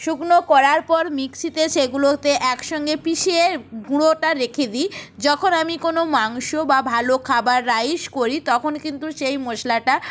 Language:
Bangla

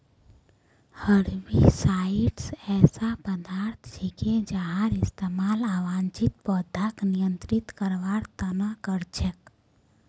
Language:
Magahi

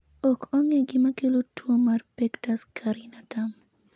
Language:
Luo (Kenya and Tanzania)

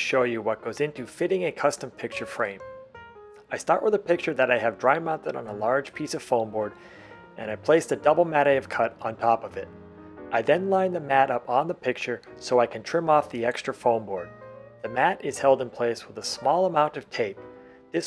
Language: English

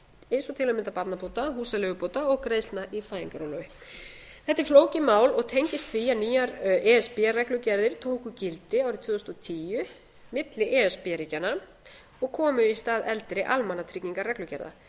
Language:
Icelandic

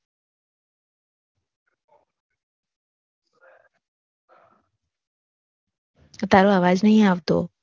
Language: Gujarati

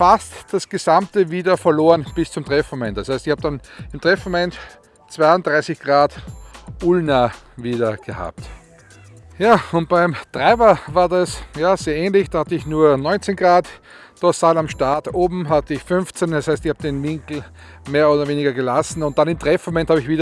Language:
German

